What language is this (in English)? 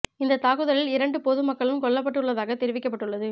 Tamil